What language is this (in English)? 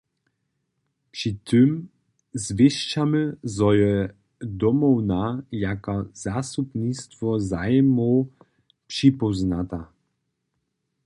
Upper Sorbian